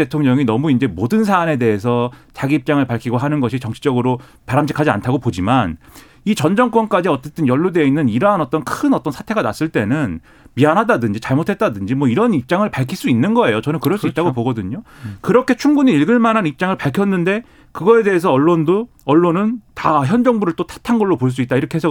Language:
Korean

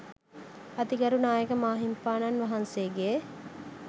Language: Sinhala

